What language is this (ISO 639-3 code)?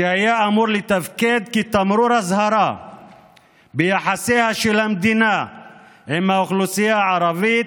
heb